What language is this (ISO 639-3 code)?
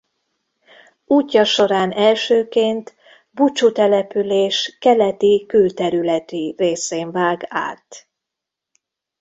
hun